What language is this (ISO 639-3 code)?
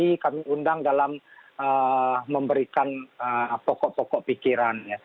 ind